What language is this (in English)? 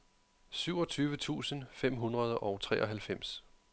Danish